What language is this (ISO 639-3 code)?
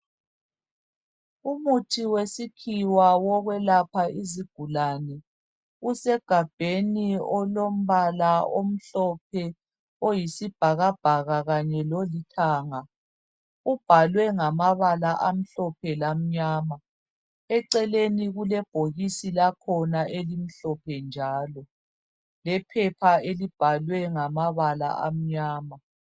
nde